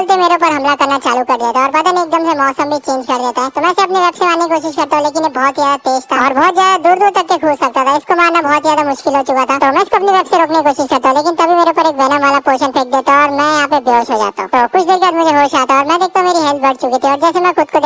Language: Turkish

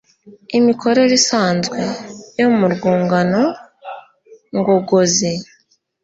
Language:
Kinyarwanda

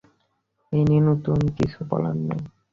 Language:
Bangla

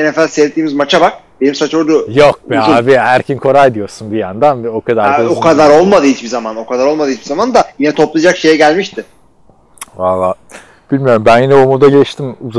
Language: Turkish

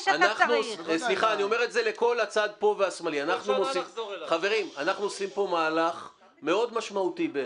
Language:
Hebrew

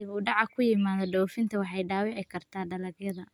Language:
Somali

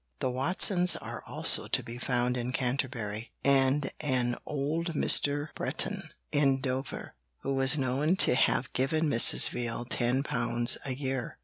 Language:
English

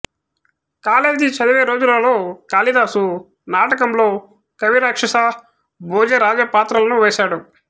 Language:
Telugu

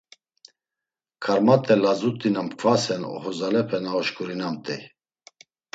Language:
Laz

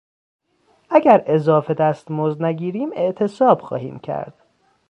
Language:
Persian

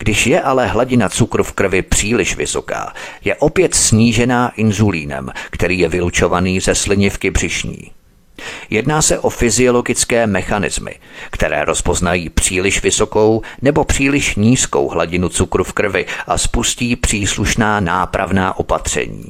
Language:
Czech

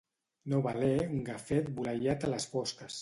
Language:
Catalan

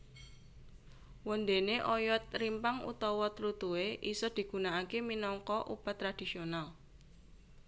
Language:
Javanese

